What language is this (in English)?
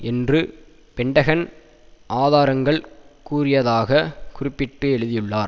Tamil